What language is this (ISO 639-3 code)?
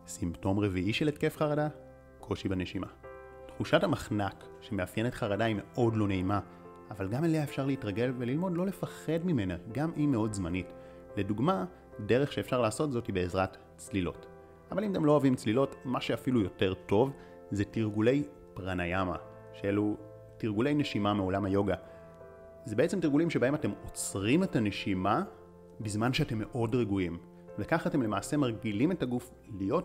heb